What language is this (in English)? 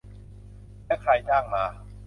Thai